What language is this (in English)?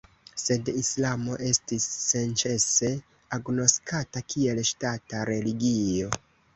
Esperanto